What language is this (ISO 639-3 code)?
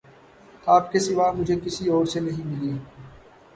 urd